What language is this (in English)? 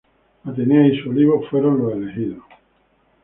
Spanish